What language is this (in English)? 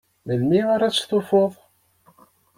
Kabyle